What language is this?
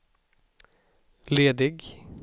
Swedish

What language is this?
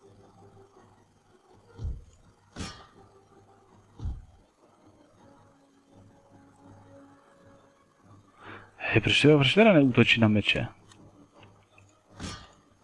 Czech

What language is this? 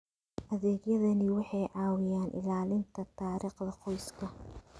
Somali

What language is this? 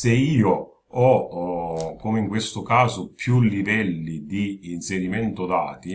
Italian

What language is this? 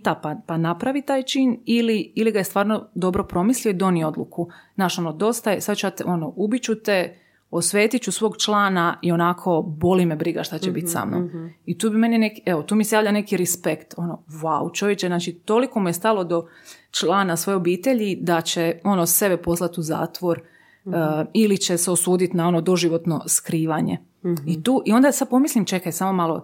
Croatian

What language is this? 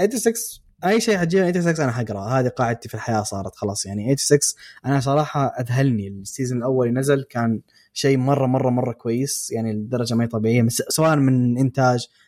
Arabic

